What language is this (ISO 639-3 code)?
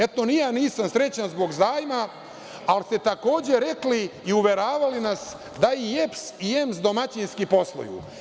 srp